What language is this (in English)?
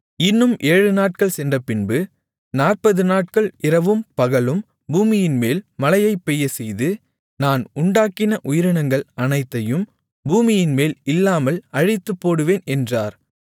Tamil